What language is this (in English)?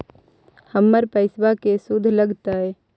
Magahi